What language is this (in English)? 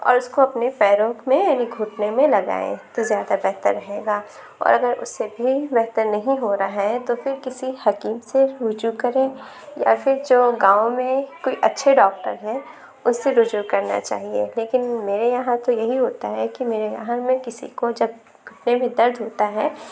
Urdu